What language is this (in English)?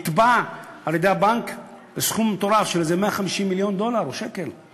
Hebrew